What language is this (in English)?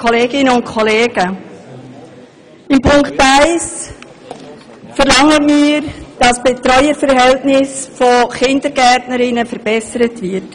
Swiss German